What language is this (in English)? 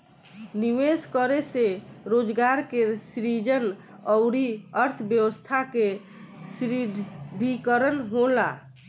Bhojpuri